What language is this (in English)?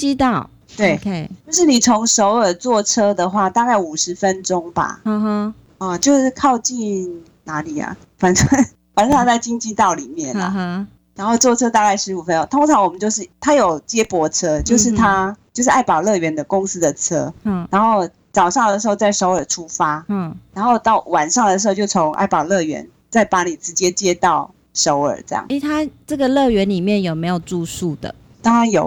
Chinese